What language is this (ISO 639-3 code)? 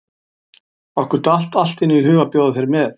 isl